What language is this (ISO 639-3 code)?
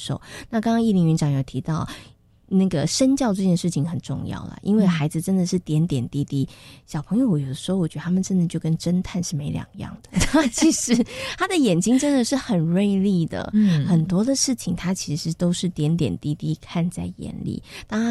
zho